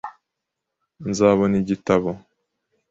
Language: Kinyarwanda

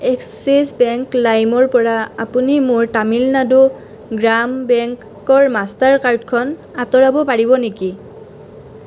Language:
Assamese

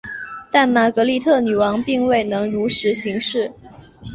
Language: Chinese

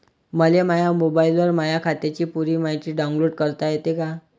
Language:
Marathi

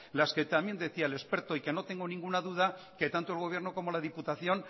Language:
Spanish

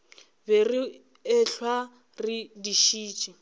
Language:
Northern Sotho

